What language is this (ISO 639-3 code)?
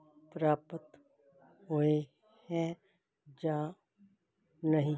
pan